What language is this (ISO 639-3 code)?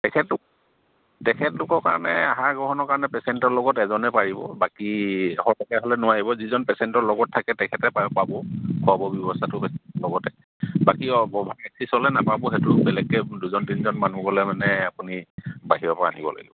asm